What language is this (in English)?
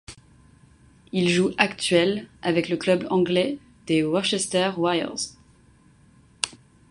French